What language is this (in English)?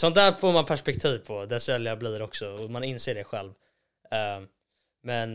Swedish